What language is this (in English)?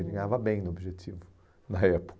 Portuguese